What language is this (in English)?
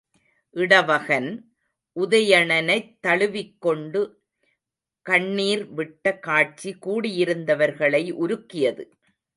Tamil